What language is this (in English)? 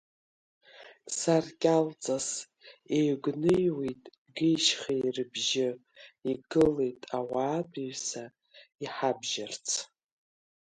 Abkhazian